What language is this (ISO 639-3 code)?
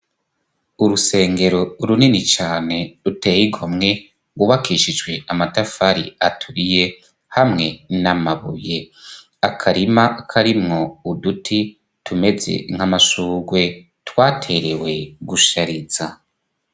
run